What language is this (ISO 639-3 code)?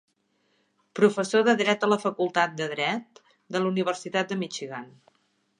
cat